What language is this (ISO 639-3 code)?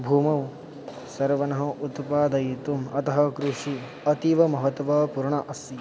san